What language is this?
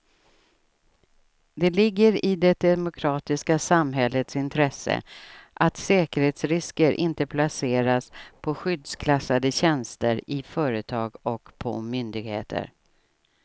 Swedish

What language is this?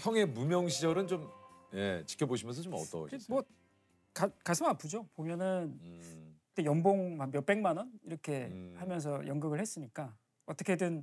Korean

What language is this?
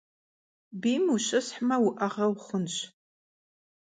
Kabardian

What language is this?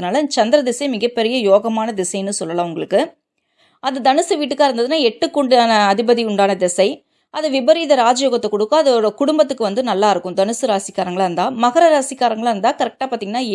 Tamil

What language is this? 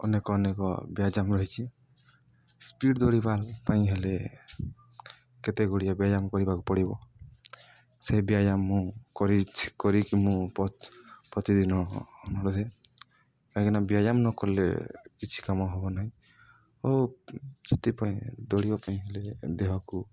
Odia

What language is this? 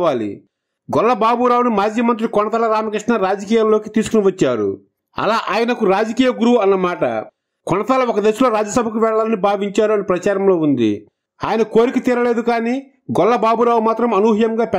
Telugu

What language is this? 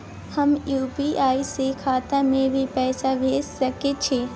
Maithili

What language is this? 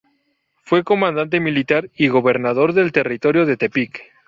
Spanish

